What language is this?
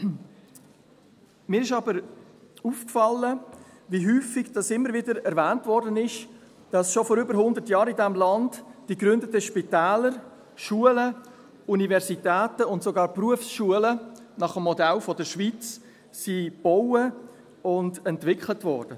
Swiss German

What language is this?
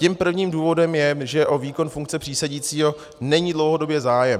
Czech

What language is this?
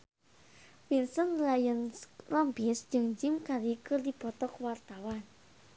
Sundanese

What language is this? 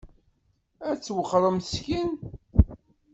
Kabyle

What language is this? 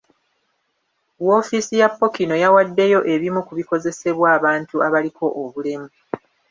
Ganda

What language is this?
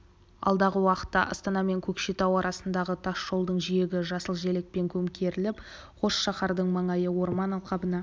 Kazakh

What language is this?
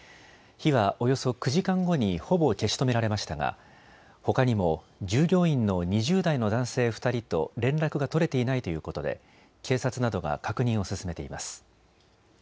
Japanese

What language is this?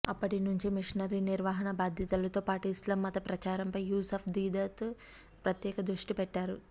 Telugu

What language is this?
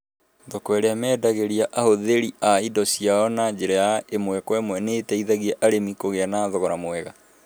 Kikuyu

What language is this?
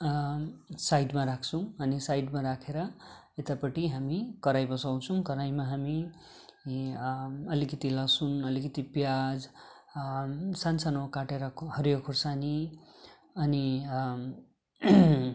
Nepali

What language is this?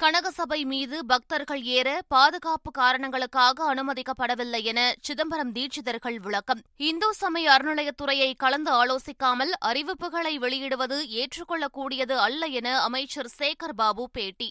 Tamil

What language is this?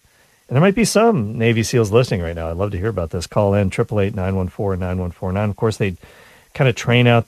English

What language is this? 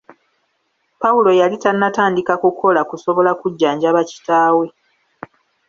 Ganda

